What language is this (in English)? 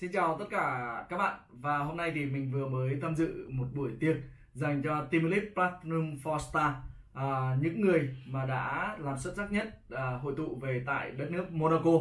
Vietnamese